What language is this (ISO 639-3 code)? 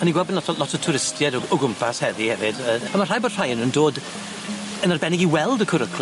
cym